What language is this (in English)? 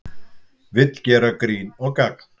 Icelandic